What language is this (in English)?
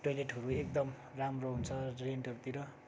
Nepali